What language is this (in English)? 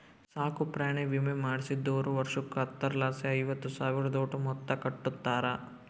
Kannada